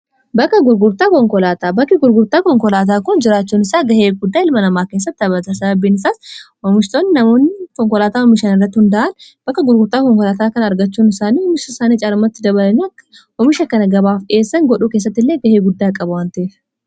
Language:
Oromo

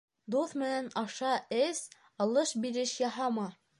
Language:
Bashkir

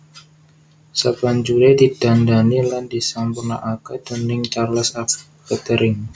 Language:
Javanese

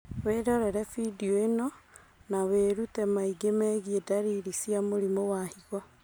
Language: Kikuyu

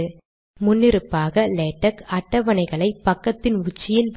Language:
Tamil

